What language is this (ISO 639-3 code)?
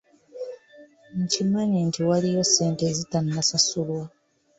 lug